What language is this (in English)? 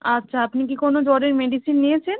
Bangla